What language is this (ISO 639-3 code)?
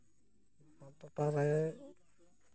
sat